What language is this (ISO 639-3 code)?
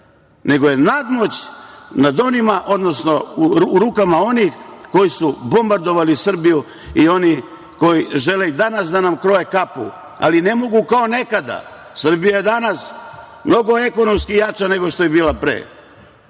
srp